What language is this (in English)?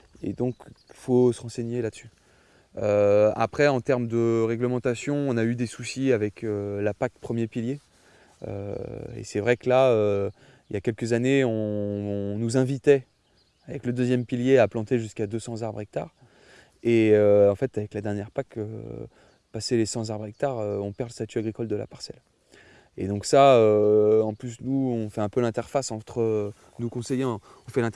French